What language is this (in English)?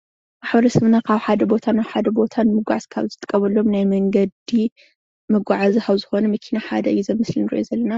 Tigrinya